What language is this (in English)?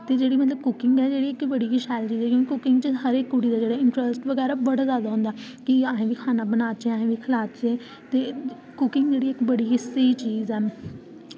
Dogri